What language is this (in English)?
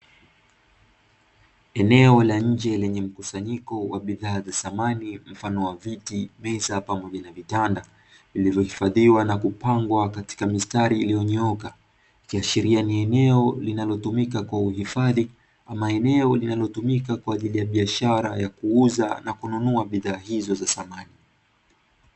Swahili